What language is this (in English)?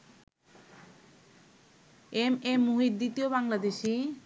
Bangla